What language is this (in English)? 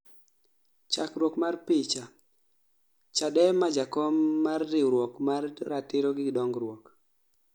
Luo (Kenya and Tanzania)